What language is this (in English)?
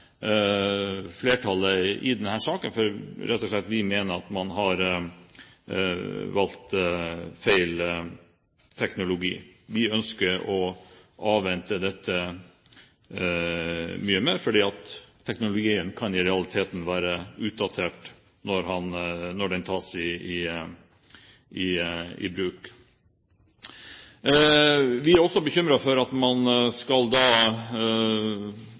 Norwegian Bokmål